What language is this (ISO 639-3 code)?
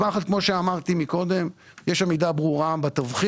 heb